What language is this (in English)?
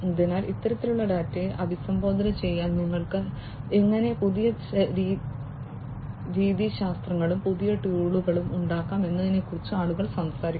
Malayalam